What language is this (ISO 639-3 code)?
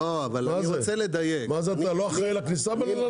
heb